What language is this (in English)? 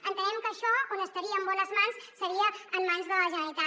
Catalan